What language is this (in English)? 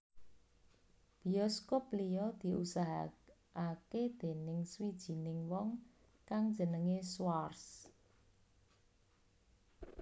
Javanese